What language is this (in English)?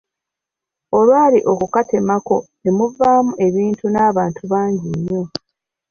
Ganda